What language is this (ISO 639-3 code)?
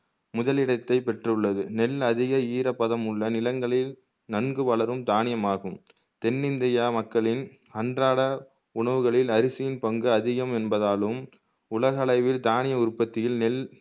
tam